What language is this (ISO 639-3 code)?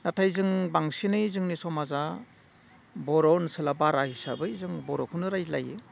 brx